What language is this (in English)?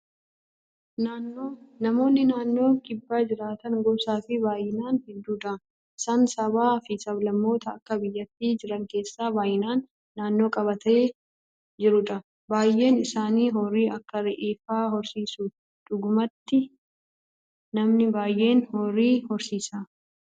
Oromo